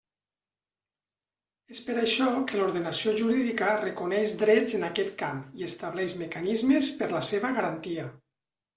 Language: Catalan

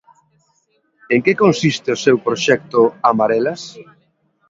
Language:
Galician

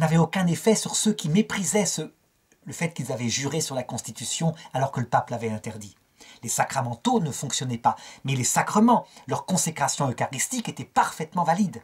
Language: French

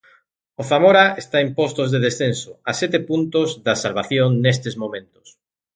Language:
Galician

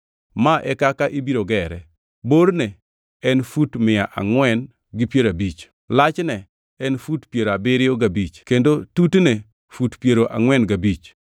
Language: Luo (Kenya and Tanzania)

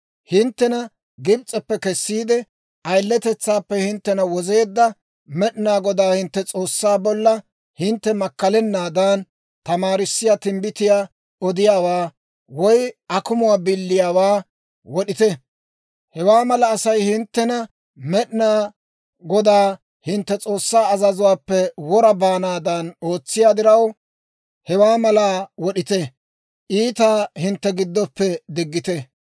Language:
Dawro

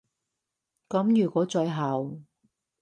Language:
Cantonese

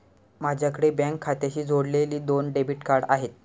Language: Marathi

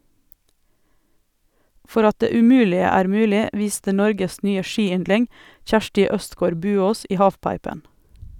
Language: Norwegian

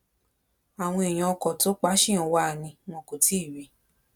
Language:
Yoruba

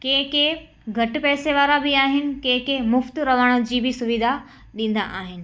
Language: Sindhi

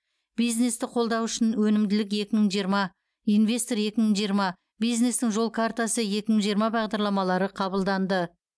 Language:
Kazakh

